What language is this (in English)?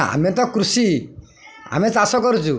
Odia